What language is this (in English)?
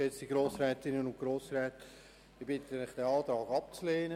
Swiss German